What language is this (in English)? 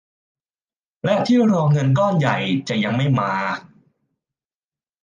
Thai